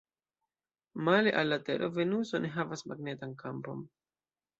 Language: Esperanto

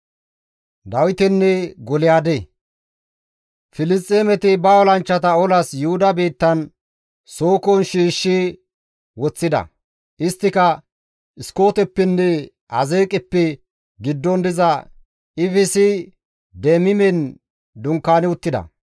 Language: Gamo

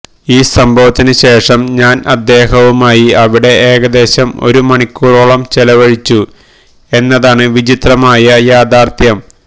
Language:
Malayalam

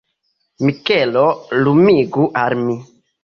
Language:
Esperanto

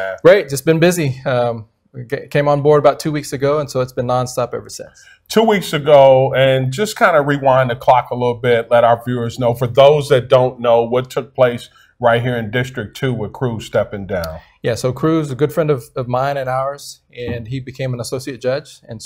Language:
English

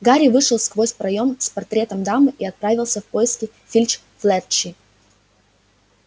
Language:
Russian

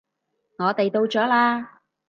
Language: Cantonese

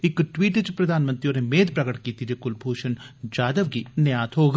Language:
Dogri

